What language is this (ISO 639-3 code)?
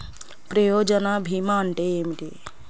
tel